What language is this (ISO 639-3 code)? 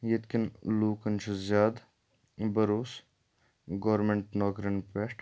kas